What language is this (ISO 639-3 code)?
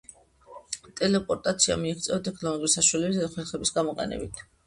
kat